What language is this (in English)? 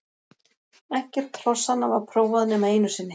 Icelandic